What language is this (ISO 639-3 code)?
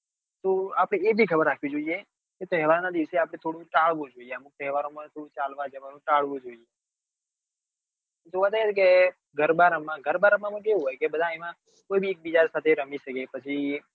guj